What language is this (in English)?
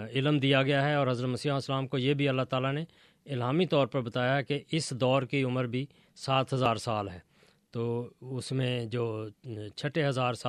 Urdu